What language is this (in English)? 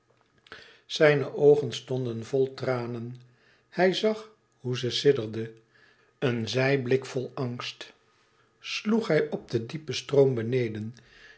Dutch